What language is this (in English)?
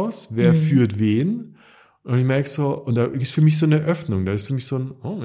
German